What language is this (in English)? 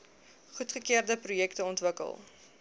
Afrikaans